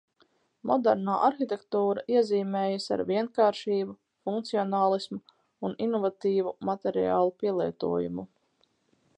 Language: Latvian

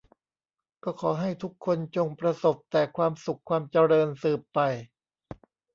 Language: Thai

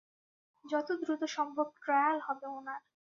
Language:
Bangla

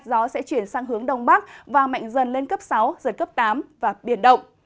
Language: Vietnamese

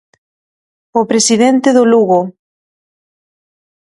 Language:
Galician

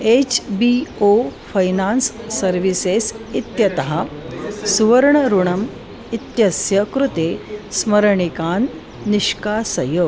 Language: Sanskrit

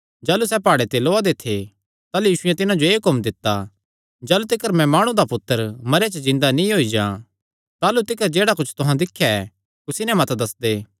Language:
Kangri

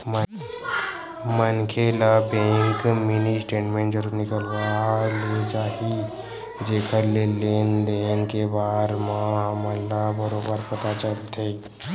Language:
Chhattisgarhi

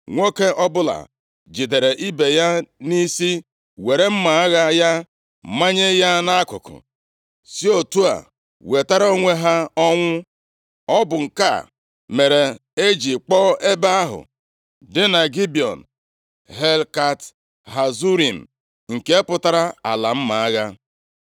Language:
Igbo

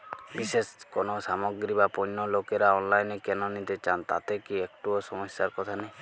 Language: Bangla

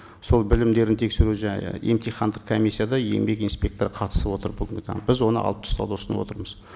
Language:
Kazakh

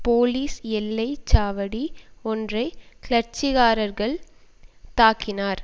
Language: Tamil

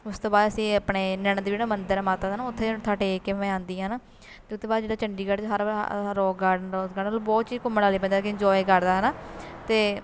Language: Punjabi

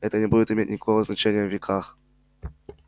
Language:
Russian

